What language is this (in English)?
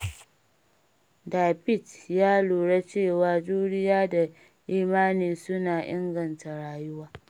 Hausa